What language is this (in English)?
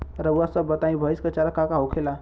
Bhojpuri